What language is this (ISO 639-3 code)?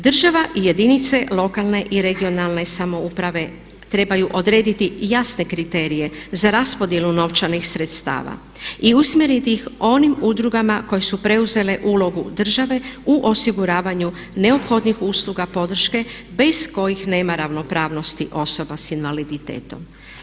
hrv